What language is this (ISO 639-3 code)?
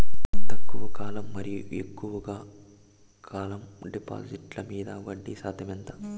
tel